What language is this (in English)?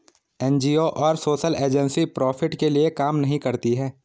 Hindi